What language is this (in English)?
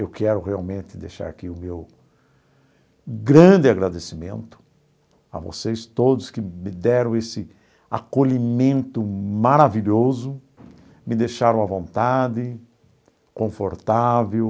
Portuguese